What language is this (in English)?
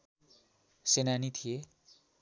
Nepali